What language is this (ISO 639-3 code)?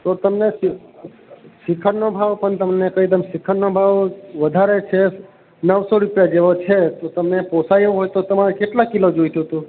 guj